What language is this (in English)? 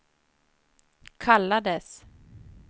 Swedish